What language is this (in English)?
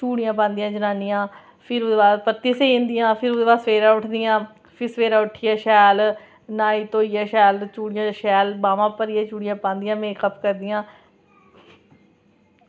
Dogri